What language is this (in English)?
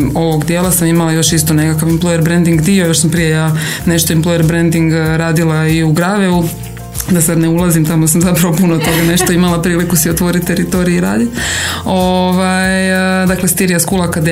Croatian